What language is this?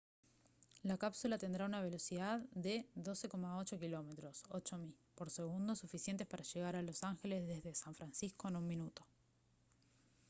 Spanish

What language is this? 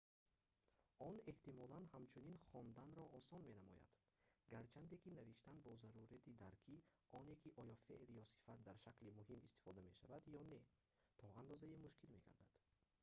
Tajik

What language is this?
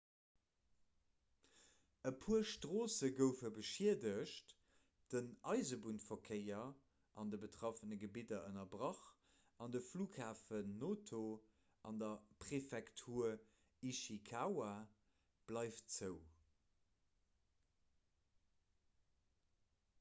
Luxembourgish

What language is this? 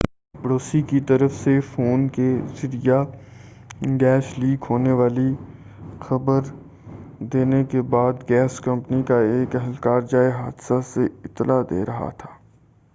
Urdu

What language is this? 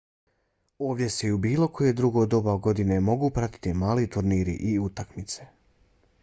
Bosnian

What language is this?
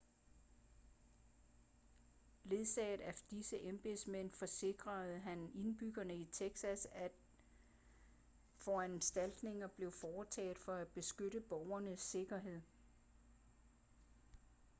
Danish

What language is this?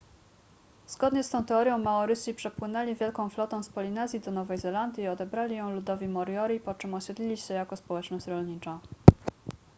Polish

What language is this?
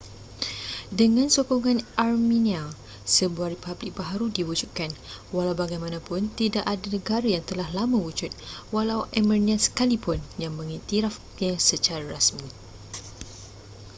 Malay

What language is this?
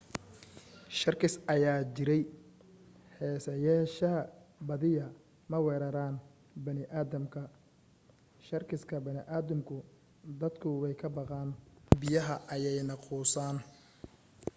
Somali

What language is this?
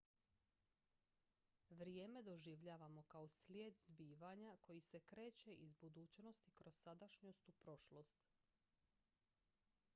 Croatian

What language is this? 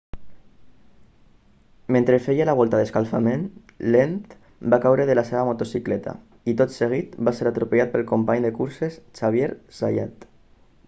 Catalan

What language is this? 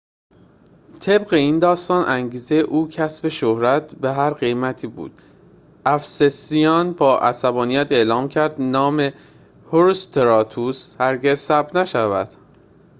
Persian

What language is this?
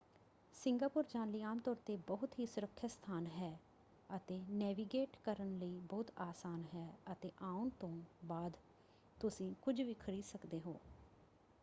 Punjabi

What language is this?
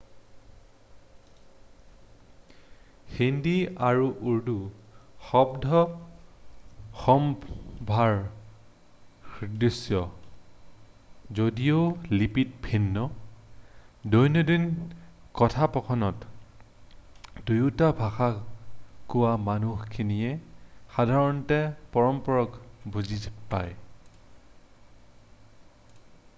Assamese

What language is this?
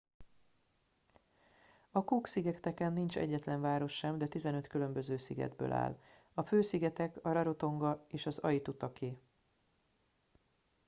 Hungarian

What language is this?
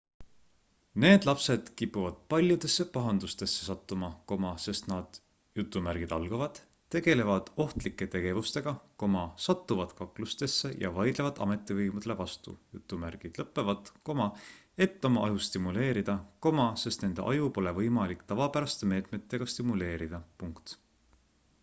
Estonian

